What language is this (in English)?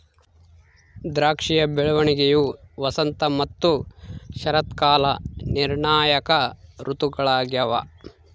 Kannada